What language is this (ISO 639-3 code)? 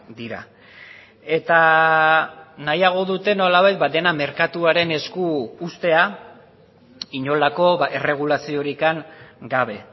eus